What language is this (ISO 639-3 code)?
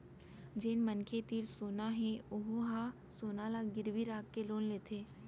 hne